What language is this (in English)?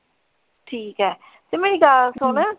Punjabi